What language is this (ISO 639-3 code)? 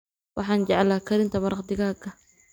som